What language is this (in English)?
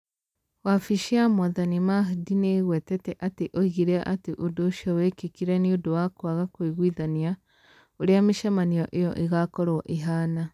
Kikuyu